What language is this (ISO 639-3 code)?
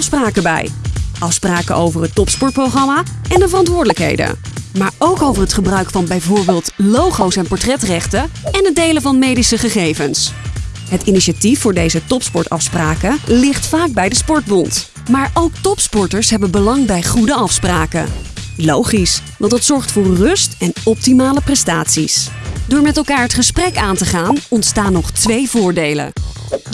nld